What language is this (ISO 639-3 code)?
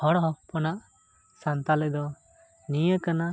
sat